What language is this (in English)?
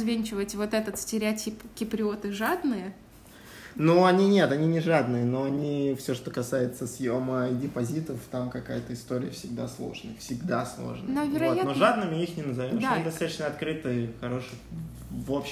Russian